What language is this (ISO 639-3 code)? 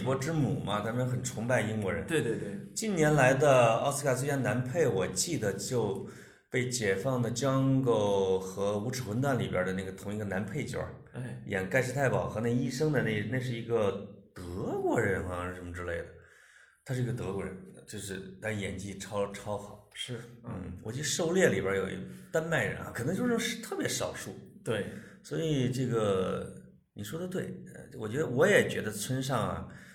zho